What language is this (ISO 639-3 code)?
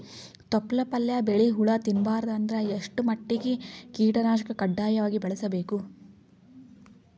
kan